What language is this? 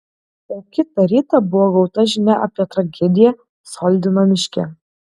Lithuanian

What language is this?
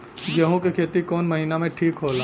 Bhojpuri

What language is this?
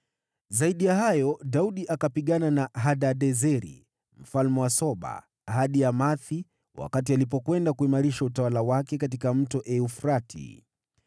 Swahili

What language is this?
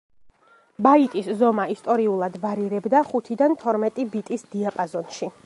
Georgian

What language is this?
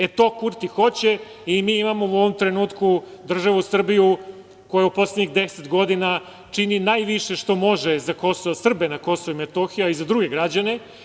Serbian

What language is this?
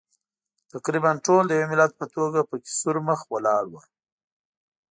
Pashto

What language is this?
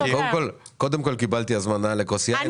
Hebrew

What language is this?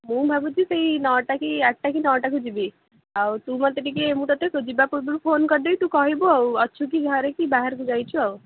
Odia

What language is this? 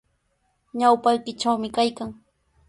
Sihuas Ancash Quechua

